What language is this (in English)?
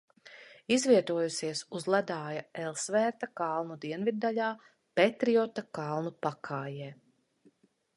Latvian